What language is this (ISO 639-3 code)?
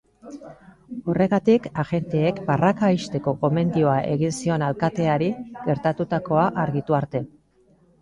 eus